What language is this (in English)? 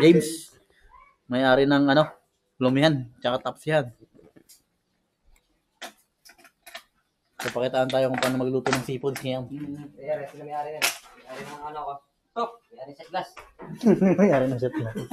Filipino